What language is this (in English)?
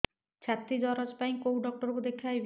Odia